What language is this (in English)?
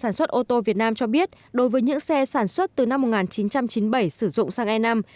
Vietnamese